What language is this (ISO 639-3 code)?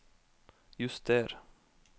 nor